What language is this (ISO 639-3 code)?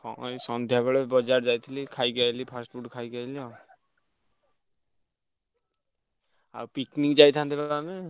ori